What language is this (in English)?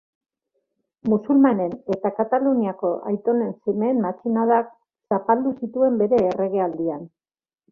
Basque